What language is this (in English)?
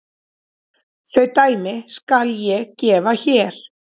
Icelandic